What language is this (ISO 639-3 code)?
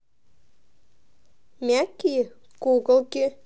rus